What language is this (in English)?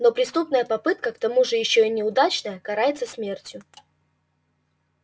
Russian